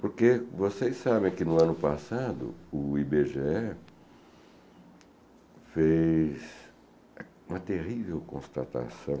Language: Portuguese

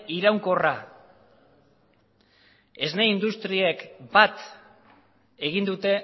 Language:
Basque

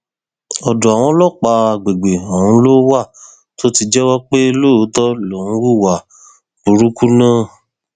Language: Yoruba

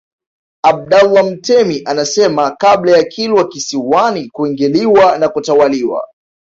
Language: Swahili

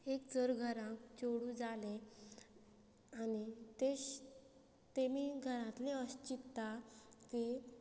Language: Konkani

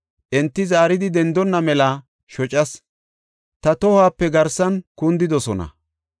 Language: Gofa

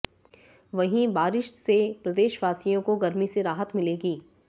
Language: Hindi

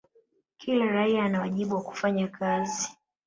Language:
Swahili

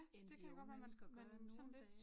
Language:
Danish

